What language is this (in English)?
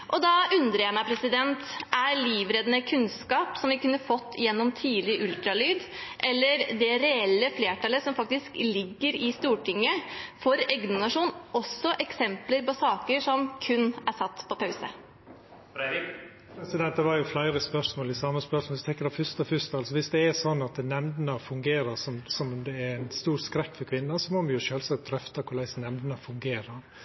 Norwegian